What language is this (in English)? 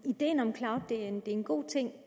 Danish